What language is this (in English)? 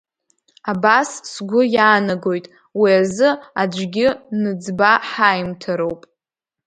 Abkhazian